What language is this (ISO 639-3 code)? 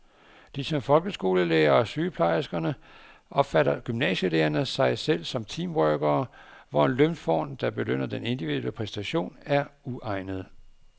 dan